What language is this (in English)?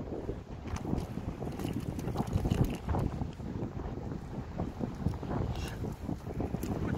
Korean